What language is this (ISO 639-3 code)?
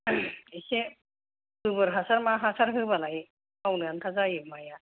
brx